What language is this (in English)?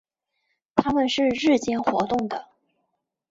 Chinese